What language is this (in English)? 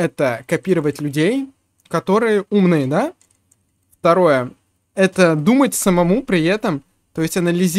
Russian